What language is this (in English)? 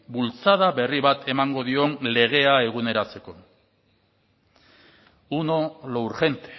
Basque